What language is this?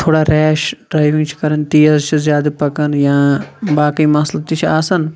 Kashmiri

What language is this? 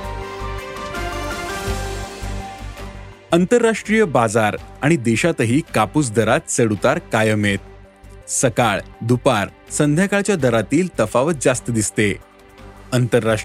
Marathi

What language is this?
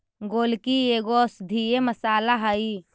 Magahi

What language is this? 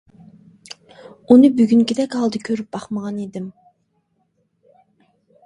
Uyghur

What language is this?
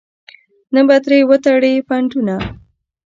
Pashto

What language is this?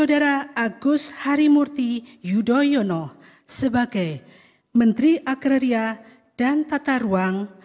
Indonesian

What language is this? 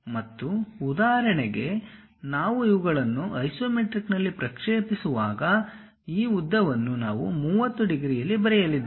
Kannada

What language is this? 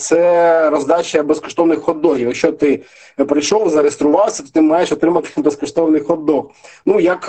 Ukrainian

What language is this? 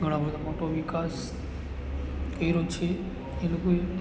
Gujarati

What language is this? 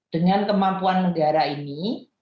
Indonesian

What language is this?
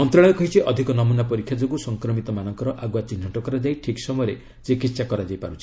Odia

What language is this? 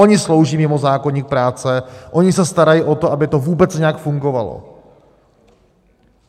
Czech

